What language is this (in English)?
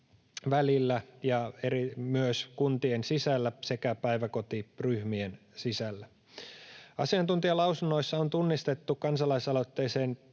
Finnish